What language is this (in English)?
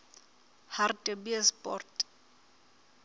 Southern Sotho